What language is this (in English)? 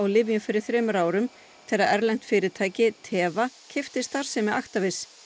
Icelandic